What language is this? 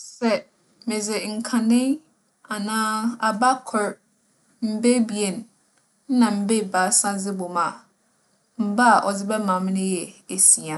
Akan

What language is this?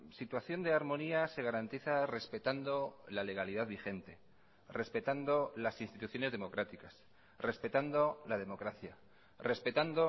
Spanish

